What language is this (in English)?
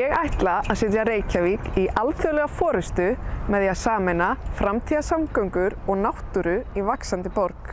Icelandic